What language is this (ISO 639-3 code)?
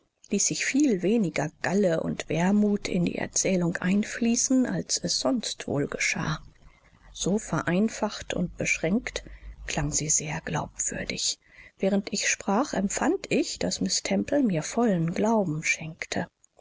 deu